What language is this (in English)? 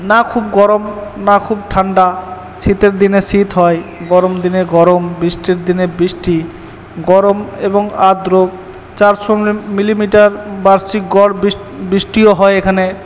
Bangla